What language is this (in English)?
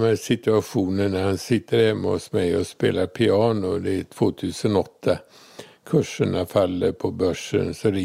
Swedish